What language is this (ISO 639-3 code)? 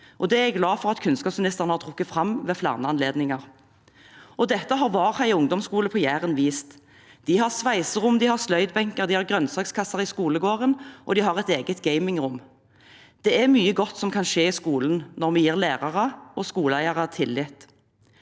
nor